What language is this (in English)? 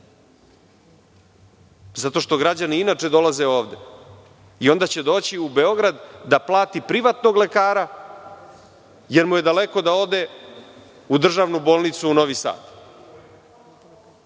Serbian